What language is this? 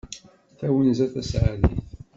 Kabyle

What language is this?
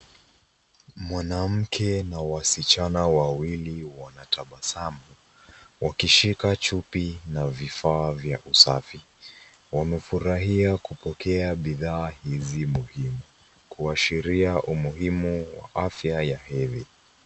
Swahili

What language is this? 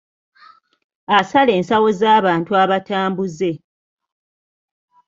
Ganda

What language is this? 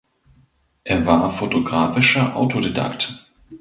German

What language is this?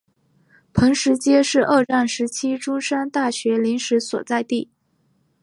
Chinese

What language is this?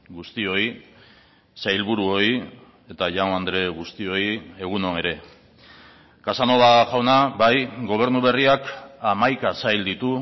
Basque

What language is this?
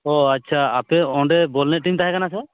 Santali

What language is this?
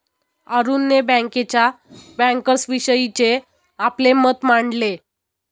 Marathi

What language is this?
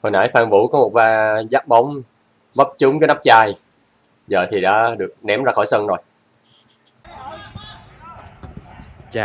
Vietnamese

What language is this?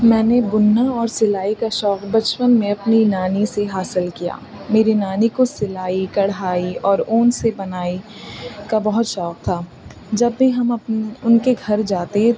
Urdu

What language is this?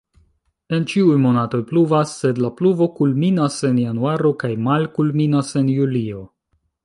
Esperanto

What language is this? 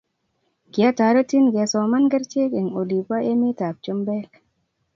Kalenjin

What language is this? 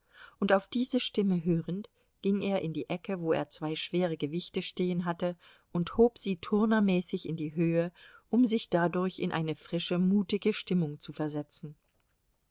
German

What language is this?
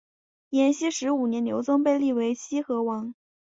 Chinese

